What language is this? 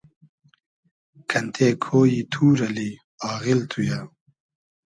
Hazaragi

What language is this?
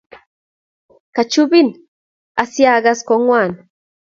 Kalenjin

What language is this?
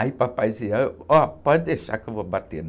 Portuguese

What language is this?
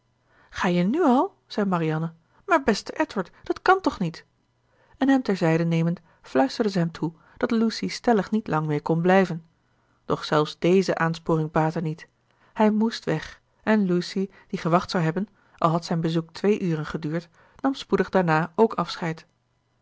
Dutch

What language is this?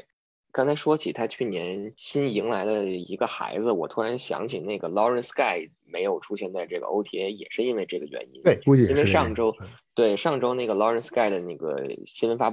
Chinese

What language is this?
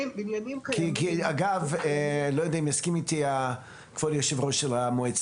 Hebrew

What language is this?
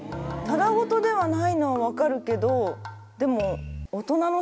Japanese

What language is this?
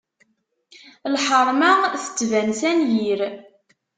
Kabyle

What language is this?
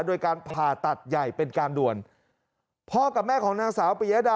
Thai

